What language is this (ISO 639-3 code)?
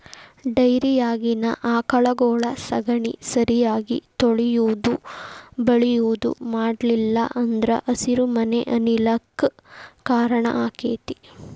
kan